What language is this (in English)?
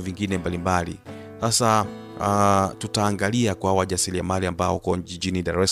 Swahili